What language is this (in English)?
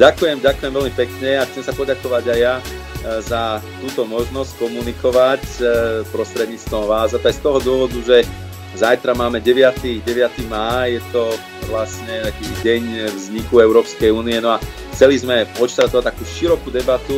Slovak